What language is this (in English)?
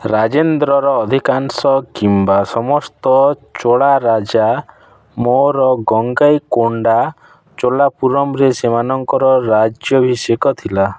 Odia